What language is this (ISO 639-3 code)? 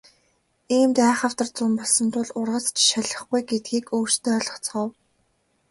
mon